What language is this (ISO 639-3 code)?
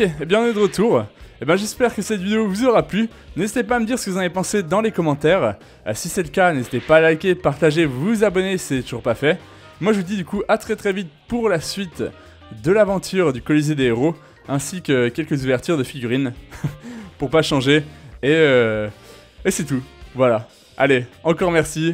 fra